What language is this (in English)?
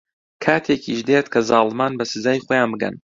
Central Kurdish